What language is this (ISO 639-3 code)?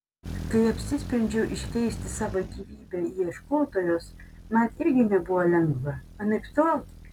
lit